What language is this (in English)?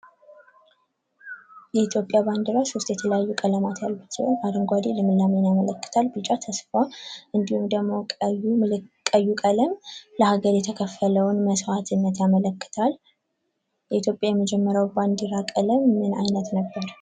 Amharic